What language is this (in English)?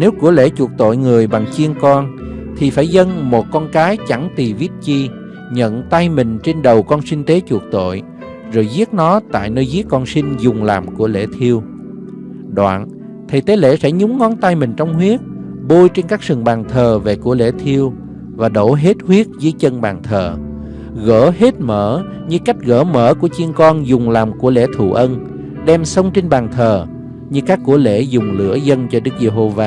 Vietnamese